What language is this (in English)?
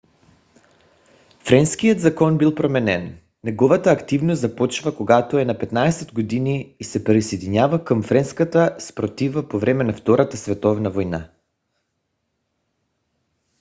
Bulgarian